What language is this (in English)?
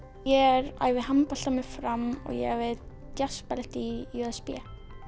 Icelandic